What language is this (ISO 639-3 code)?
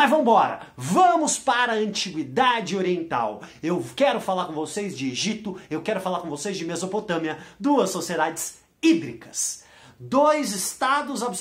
por